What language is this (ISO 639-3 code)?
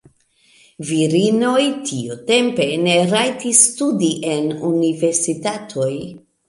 epo